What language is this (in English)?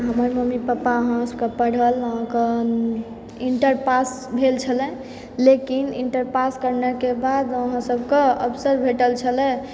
Maithili